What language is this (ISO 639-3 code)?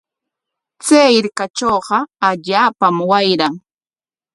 qwa